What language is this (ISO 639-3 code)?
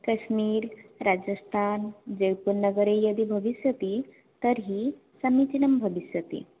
san